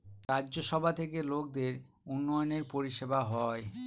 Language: Bangla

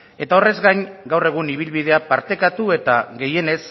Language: Basque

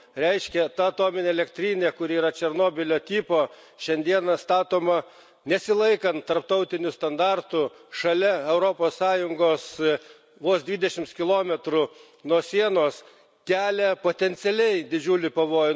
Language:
Lithuanian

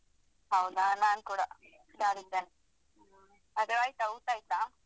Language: Kannada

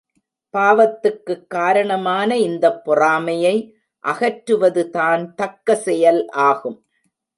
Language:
Tamil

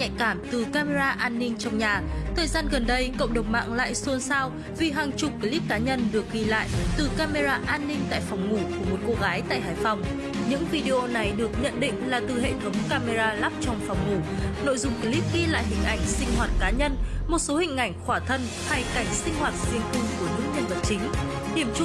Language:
Vietnamese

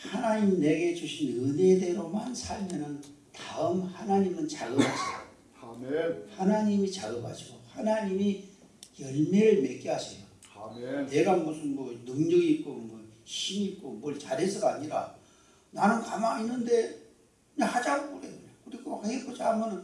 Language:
Korean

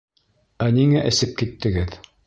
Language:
Bashkir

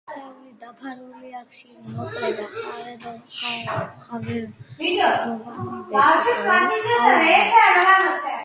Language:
Georgian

